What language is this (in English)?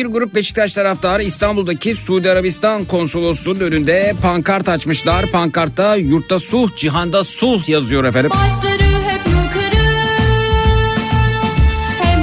Turkish